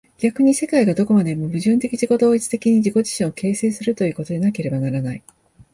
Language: Japanese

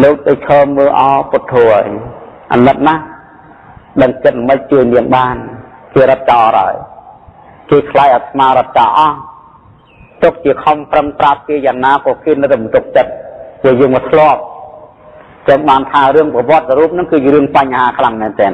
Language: Thai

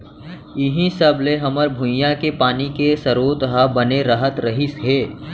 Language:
Chhattisgarhi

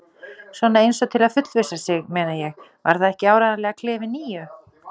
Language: Icelandic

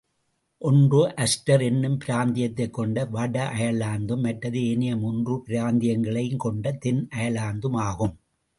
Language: Tamil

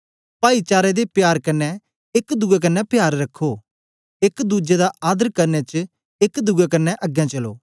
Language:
Dogri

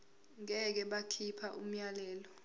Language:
Zulu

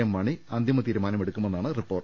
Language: Malayalam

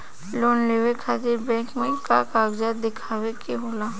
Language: Bhojpuri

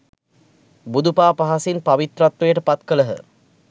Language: Sinhala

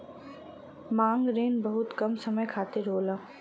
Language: Bhojpuri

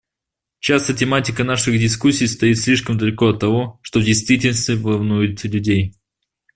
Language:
Russian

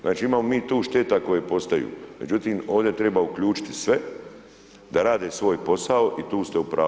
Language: Croatian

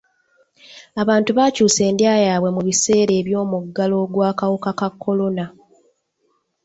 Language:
Ganda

